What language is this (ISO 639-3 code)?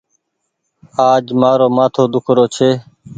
gig